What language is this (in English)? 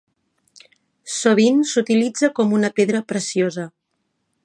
Catalan